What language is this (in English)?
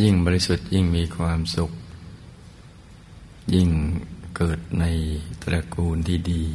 Thai